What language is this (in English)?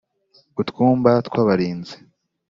Kinyarwanda